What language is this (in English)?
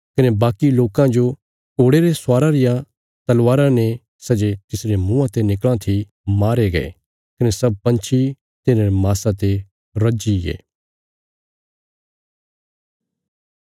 Bilaspuri